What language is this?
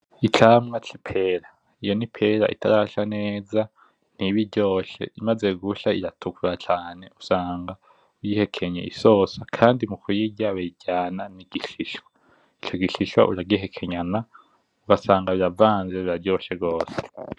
Rundi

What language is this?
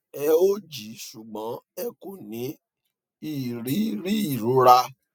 Yoruba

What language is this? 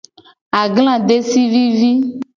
Gen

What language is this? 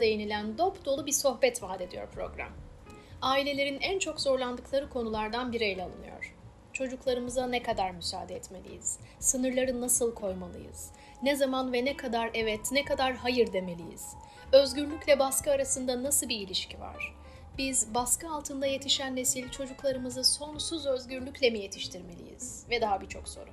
Turkish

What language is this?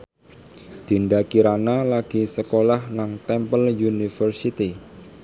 Javanese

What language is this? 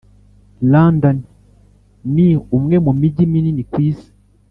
Kinyarwanda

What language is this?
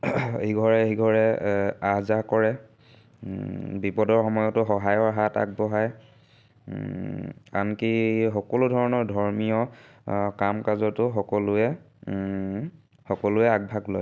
Assamese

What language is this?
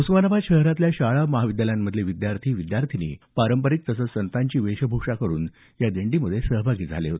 Marathi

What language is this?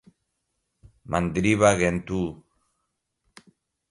Portuguese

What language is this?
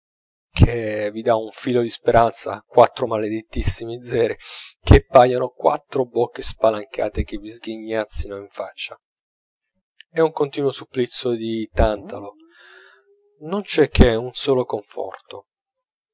Italian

